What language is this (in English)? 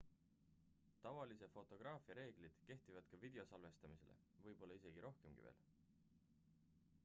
Estonian